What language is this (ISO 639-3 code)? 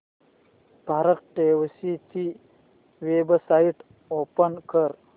mar